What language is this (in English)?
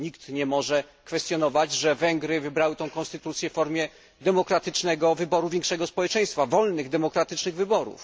Polish